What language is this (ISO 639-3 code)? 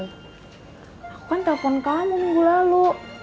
ind